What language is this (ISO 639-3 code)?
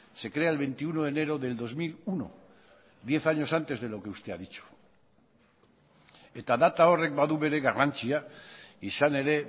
spa